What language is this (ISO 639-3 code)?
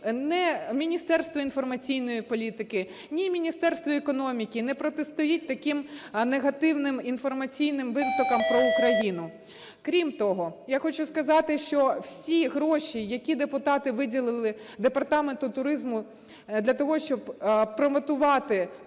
ukr